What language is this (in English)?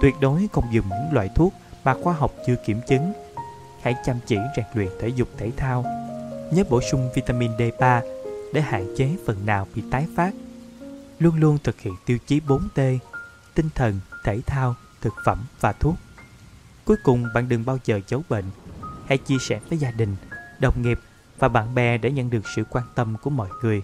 Vietnamese